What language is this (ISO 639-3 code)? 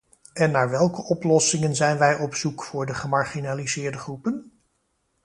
nld